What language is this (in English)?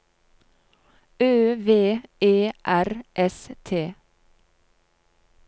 Norwegian